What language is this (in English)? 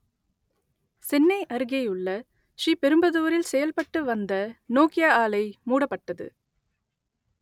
Tamil